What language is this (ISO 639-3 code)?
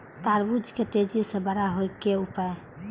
mai